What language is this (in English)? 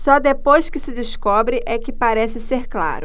Portuguese